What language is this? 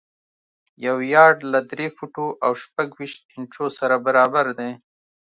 Pashto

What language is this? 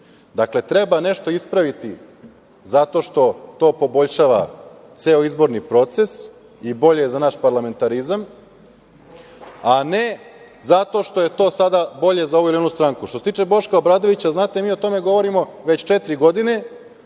Serbian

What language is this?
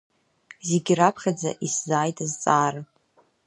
Abkhazian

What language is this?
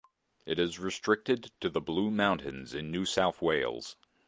English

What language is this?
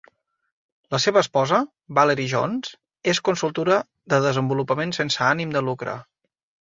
Catalan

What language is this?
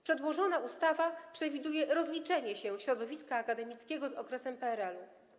Polish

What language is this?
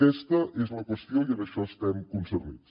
Catalan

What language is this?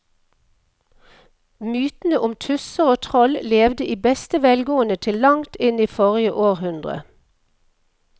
Norwegian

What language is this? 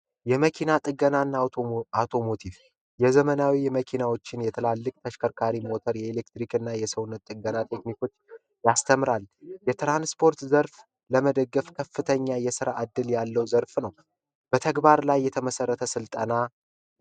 Amharic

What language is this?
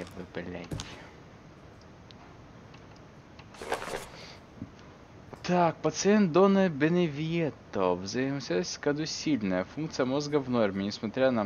Russian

